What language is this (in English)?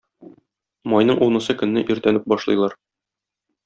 Tatar